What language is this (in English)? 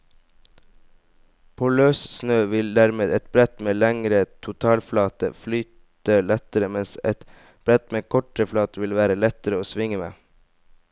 Norwegian